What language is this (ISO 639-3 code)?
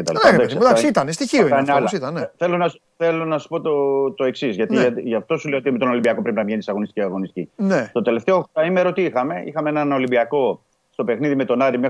ell